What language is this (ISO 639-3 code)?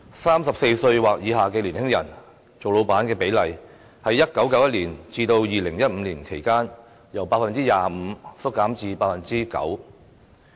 yue